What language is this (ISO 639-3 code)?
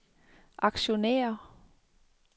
dan